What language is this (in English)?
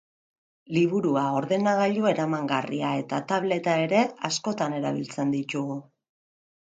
Basque